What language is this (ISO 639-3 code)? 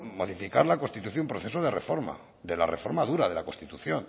spa